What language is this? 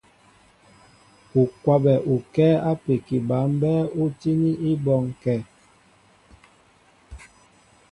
Mbo (Cameroon)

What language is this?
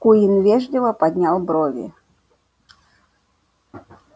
Russian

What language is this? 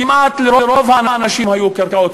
Hebrew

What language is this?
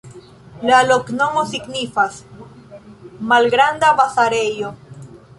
Esperanto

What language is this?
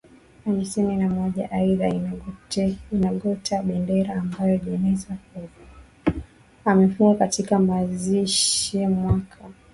Swahili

